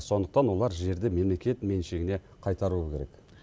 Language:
Kazakh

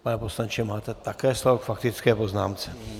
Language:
Czech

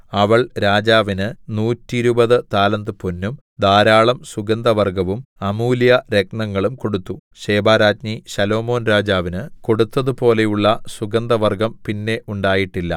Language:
Malayalam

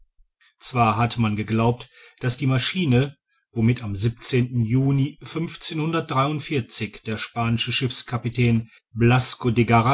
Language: German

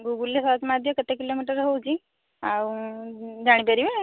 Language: Odia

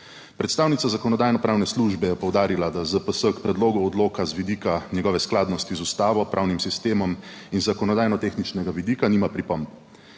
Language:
Slovenian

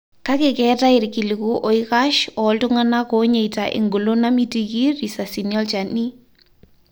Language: Masai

